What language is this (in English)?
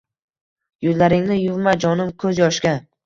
Uzbek